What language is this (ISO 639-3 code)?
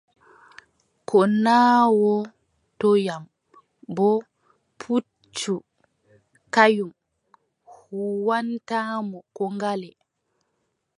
fub